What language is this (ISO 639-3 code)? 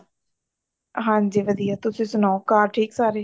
pan